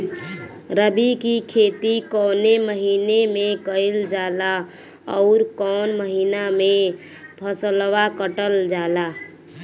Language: Bhojpuri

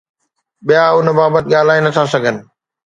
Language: Sindhi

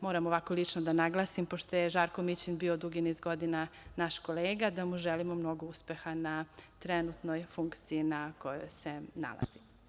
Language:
Serbian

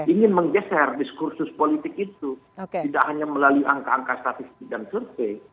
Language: Indonesian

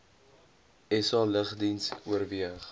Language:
Afrikaans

